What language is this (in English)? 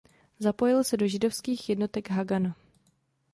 Czech